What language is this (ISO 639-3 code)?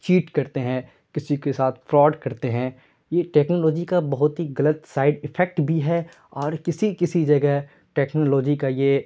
urd